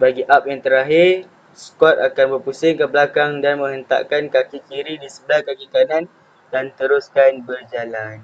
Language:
Malay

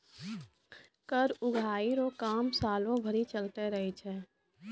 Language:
Maithili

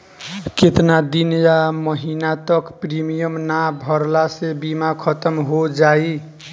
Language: Bhojpuri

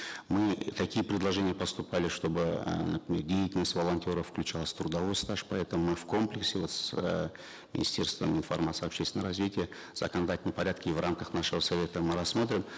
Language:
Kazakh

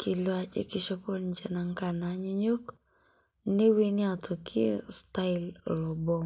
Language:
Masai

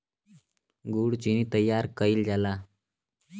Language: Bhojpuri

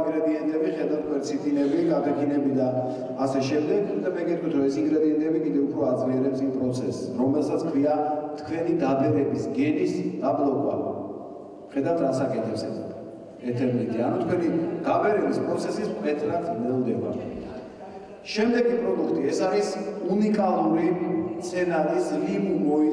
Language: Romanian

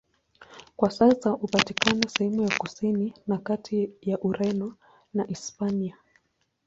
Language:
Swahili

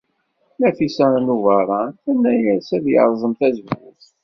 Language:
Kabyle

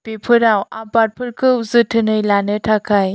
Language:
Bodo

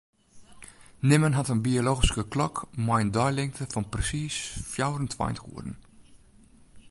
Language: Western Frisian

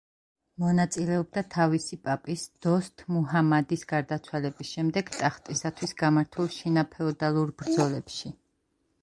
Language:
Georgian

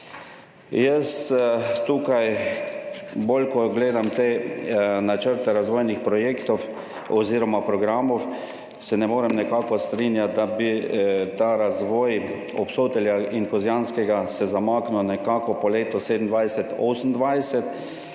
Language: Slovenian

